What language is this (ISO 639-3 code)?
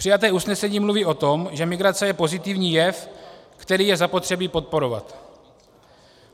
ces